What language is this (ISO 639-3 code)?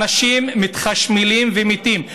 heb